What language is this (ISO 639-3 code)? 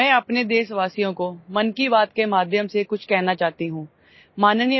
ori